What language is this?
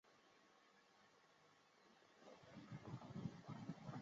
Chinese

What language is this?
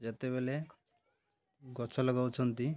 Odia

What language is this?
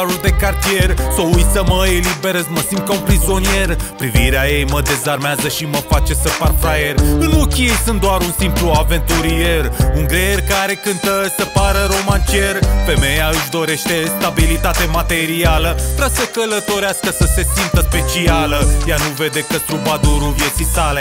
Romanian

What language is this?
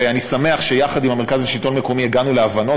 Hebrew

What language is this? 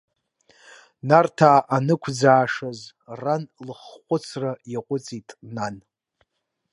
Abkhazian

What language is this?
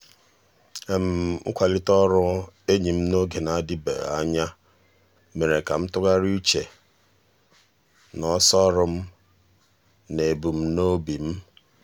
Igbo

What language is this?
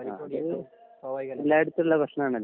Malayalam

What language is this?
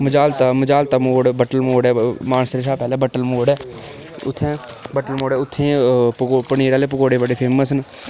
Dogri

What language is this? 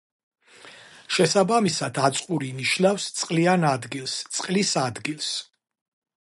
Georgian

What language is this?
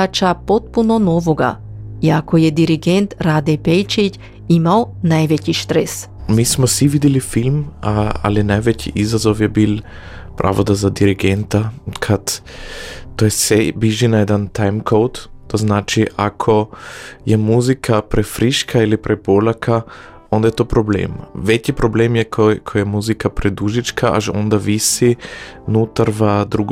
Croatian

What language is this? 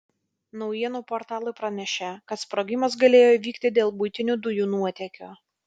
Lithuanian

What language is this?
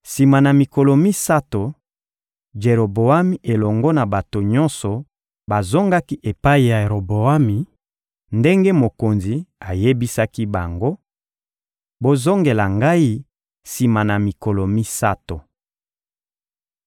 Lingala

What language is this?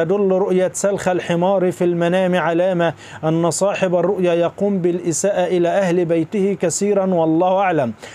Arabic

